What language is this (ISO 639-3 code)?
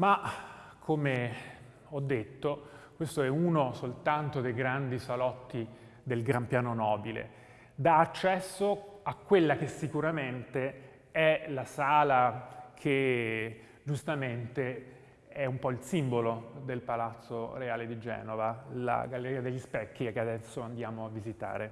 ita